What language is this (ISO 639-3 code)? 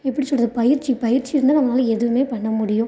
tam